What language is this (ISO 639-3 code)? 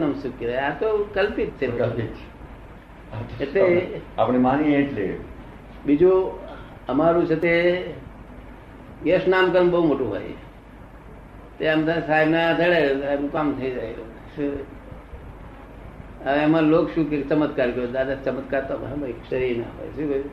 guj